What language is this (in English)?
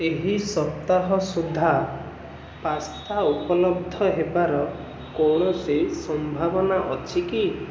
Odia